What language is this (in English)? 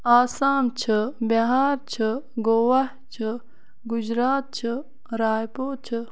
Kashmiri